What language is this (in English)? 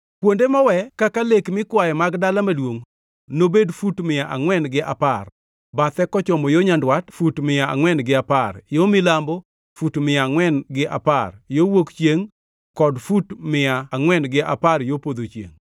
Luo (Kenya and Tanzania)